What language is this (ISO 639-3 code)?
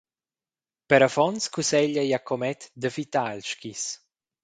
roh